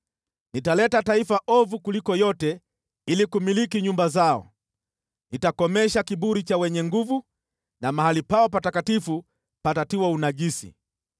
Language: Swahili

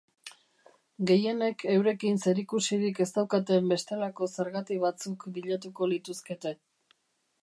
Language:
Basque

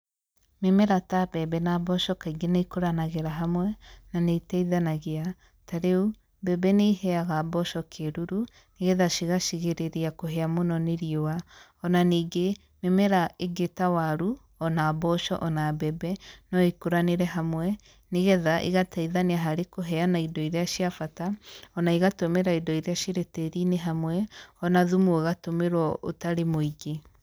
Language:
Kikuyu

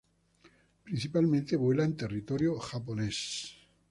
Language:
Spanish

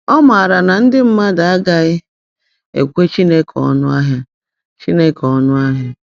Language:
Igbo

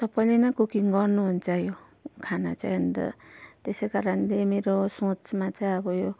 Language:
Nepali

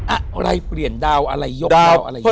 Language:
Thai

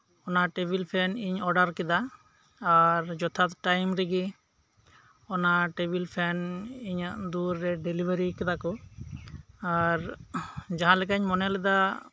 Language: Santali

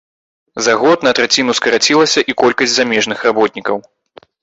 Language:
Belarusian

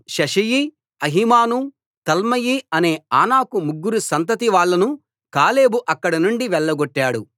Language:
Telugu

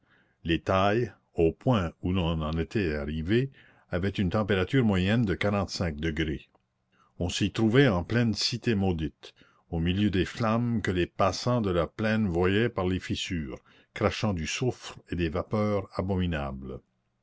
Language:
French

